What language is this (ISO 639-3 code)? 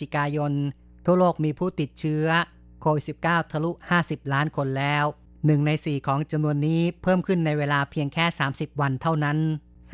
tha